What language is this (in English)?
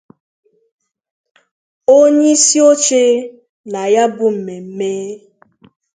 Igbo